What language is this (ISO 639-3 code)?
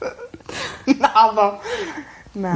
cym